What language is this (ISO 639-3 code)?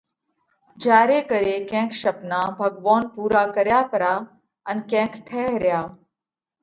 kvx